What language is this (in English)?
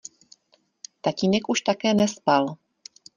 Czech